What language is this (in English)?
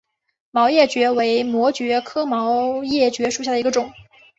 Chinese